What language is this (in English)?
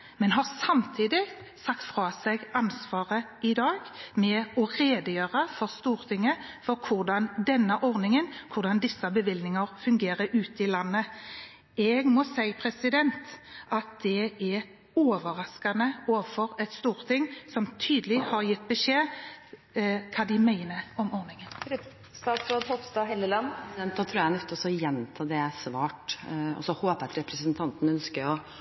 Norwegian Bokmål